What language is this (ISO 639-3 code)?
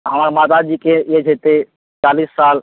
mai